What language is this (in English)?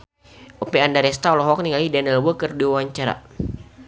Sundanese